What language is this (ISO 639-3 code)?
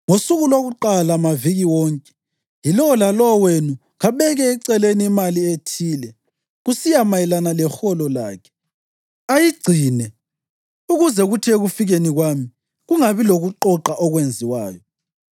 nde